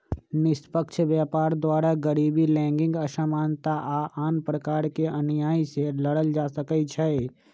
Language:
Magahi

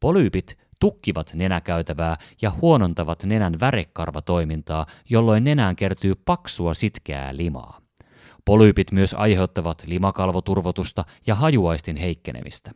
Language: Finnish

